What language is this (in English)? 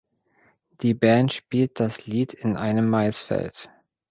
German